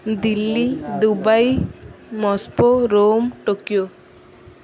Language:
Odia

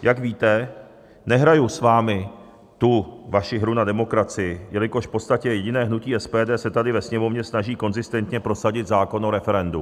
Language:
Czech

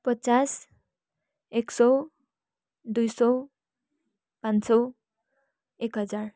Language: Nepali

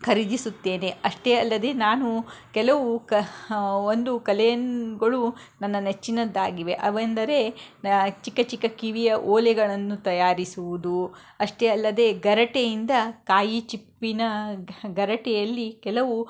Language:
Kannada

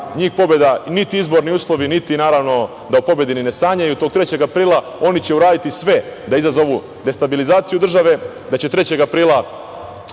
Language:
Serbian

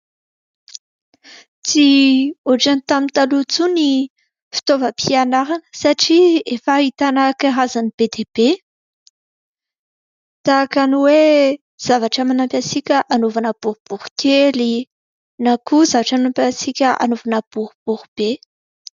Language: Malagasy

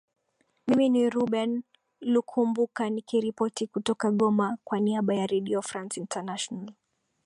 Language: Swahili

